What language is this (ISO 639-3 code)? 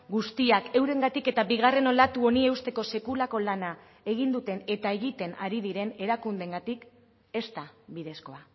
eus